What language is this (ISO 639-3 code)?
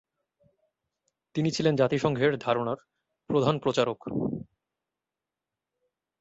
ben